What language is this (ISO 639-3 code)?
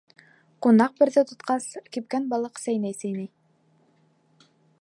bak